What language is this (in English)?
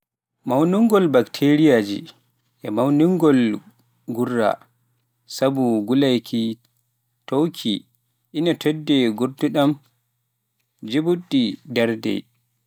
Pular